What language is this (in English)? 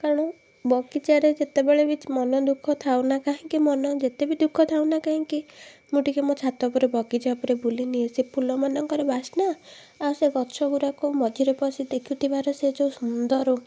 Odia